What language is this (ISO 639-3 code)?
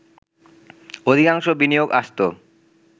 ben